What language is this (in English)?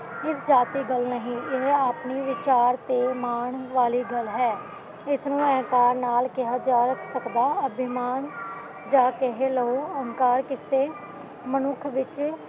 Punjabi